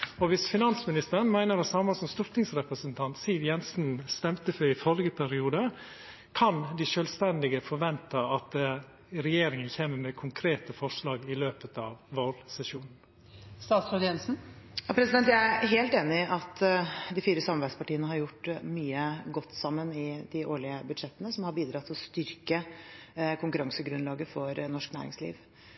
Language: Norwegian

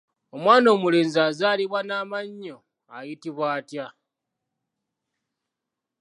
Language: Ganda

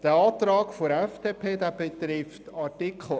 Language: Swiss German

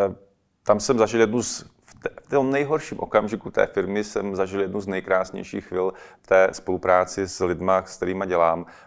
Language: Czech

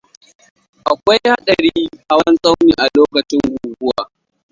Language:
Hausa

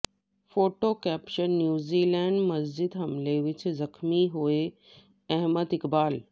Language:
Punjabi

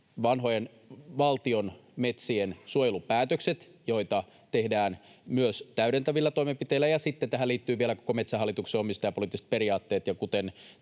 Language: Finnish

